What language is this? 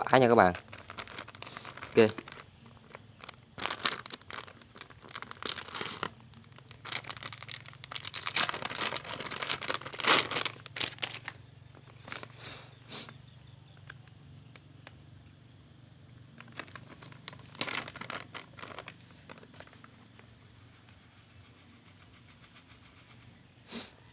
Vietnamese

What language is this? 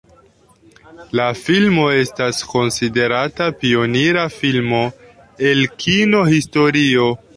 Esperanto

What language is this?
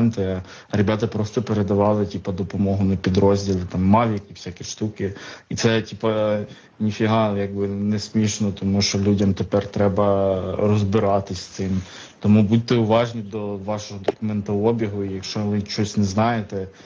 Ukrainian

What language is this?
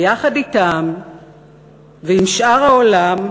Hebrew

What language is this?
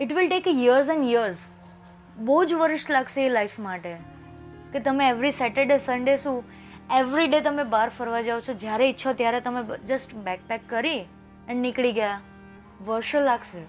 Gujarati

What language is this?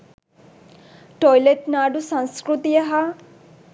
Sinhala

